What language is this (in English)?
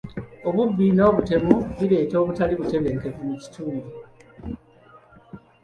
Ganda